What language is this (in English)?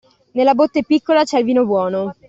Italian